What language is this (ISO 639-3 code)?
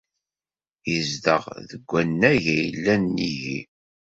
kab